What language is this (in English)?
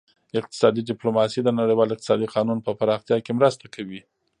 Pashto